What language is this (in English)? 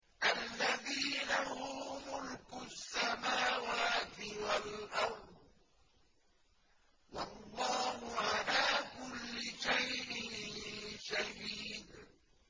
Arabic